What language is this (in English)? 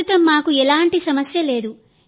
Telugu